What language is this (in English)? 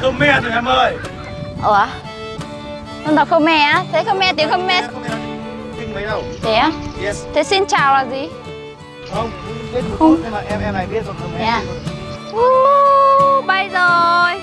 Vietnamese